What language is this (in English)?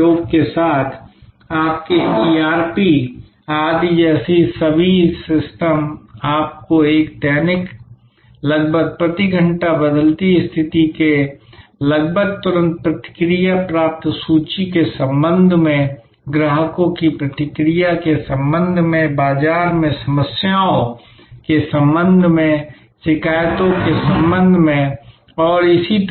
Hindi